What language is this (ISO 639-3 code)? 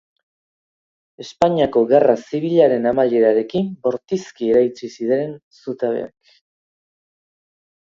eus